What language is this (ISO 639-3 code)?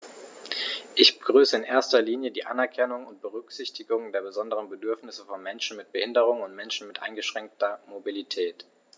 deu